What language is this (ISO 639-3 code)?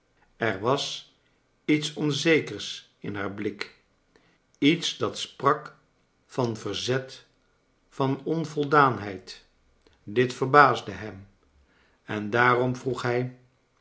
nld